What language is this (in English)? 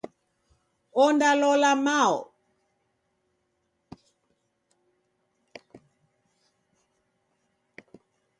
Taita